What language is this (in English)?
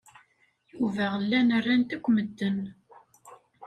Kabyle